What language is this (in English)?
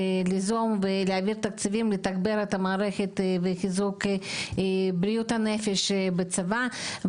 Hebrew